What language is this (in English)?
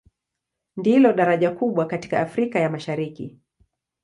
Swahili